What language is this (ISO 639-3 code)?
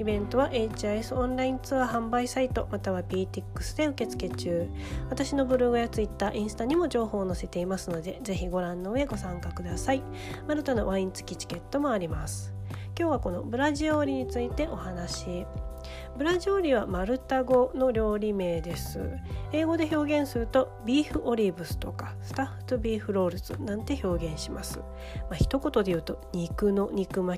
jpn